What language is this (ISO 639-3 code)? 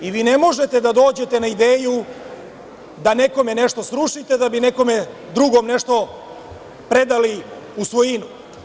srp